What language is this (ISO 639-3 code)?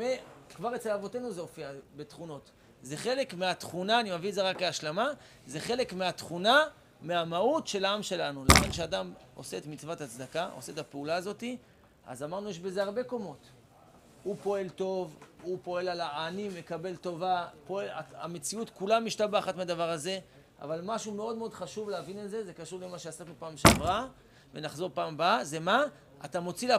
heb